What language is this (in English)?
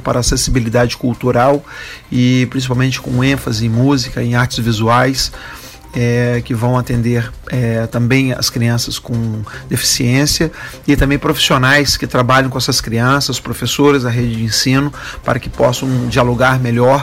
Portuguese